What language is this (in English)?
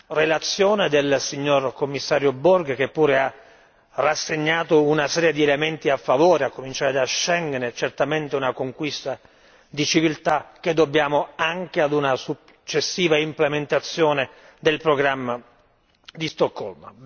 Italian